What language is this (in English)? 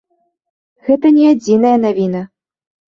Belarusian